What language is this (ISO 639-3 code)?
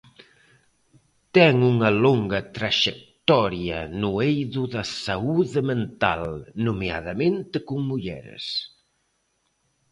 glg